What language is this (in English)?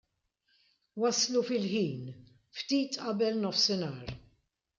Maltese